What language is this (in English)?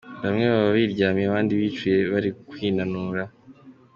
Kinyarwanda